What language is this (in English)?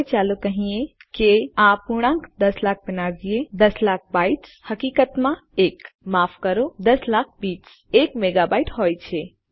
Gujarati